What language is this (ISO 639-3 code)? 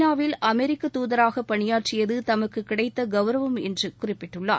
tam